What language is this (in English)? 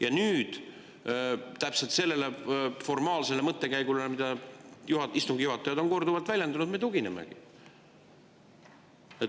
Estonian